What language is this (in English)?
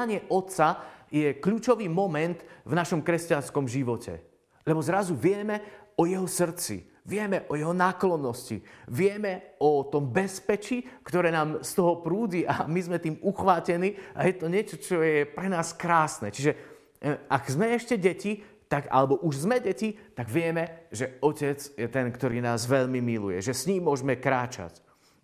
Slovak